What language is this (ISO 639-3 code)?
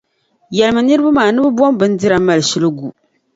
dag